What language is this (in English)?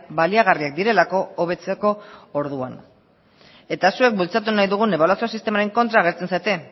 Basque